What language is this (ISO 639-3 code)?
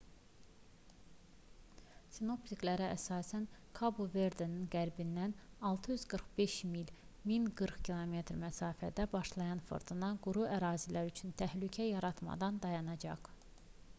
aze